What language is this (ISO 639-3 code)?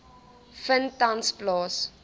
afr